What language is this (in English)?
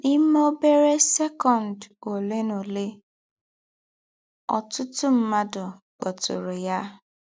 Igbo